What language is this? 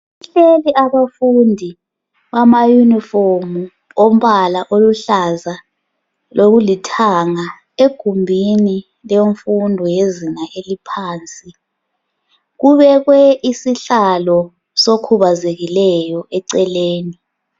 North Ndebele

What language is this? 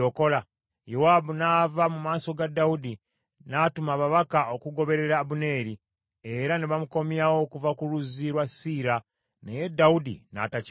Ganda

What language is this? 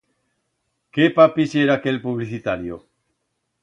Aragonese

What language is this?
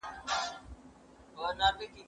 Pashto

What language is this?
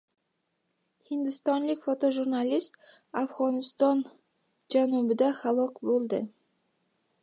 Uzbek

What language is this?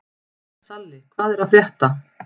Icelandic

